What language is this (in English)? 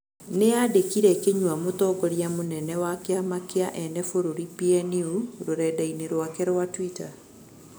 Kikuyu